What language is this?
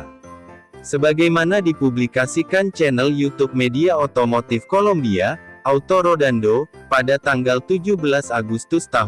Indonesian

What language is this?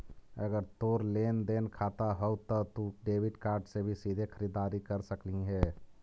Magahi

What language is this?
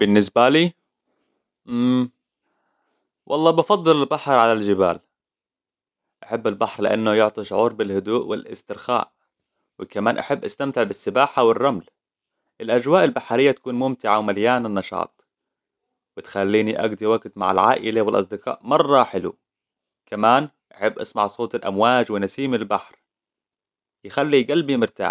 Hijazi Arabic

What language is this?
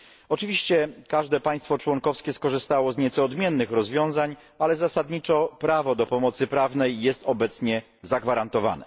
Polish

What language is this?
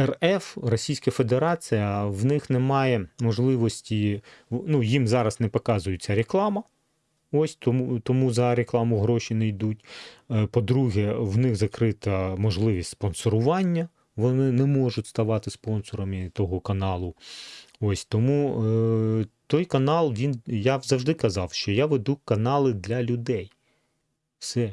Ukrainian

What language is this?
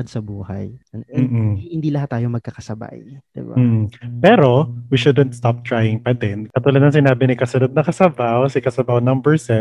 Filipino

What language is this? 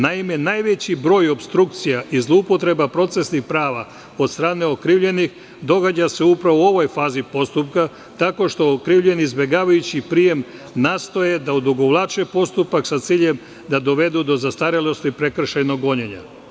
Serbian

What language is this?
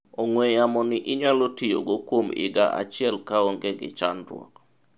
Luo (Kenya and Tanzania)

